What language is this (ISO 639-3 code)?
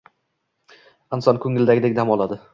uzb